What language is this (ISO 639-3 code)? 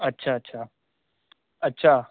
snd